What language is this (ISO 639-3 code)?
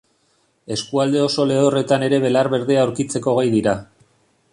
eus